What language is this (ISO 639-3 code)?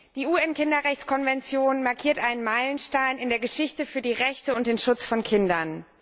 deu